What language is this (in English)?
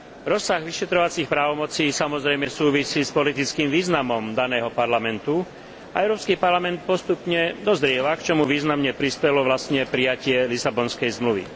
Slovak